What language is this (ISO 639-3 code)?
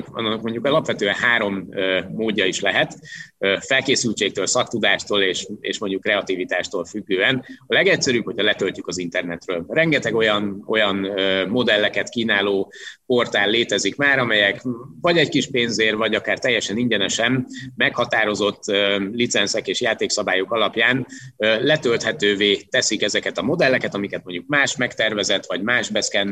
hun